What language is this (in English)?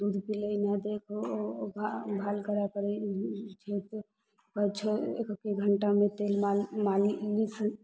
Maithili